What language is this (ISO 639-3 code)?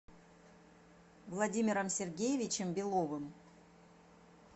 rus